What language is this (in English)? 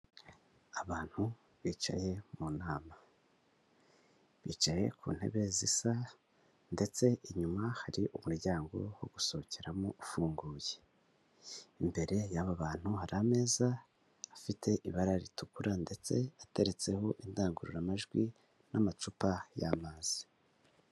Kinyarwanda